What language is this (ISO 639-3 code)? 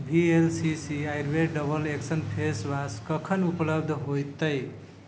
mai